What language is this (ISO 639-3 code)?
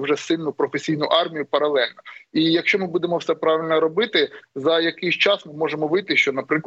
ukr